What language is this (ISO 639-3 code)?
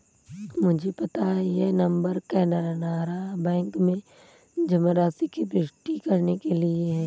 hin